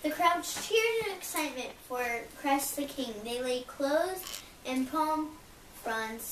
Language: English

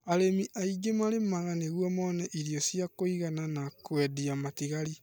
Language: Kikuyu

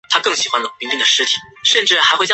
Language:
Chinese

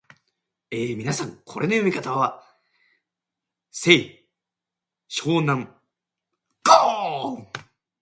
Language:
Japanese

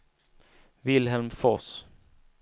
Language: Swedish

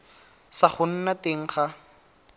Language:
Tswana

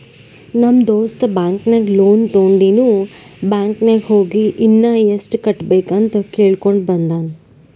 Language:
Kannada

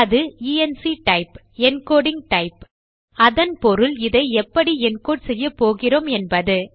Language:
Tamil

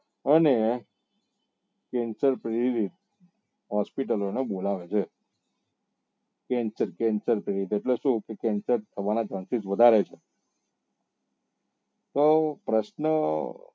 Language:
Gujarati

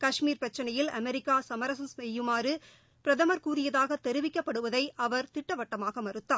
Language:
Tamil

